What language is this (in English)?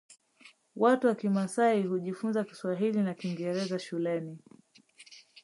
Swahili